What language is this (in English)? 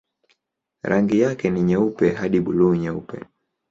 Swahili